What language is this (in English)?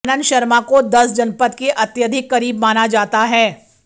Hindi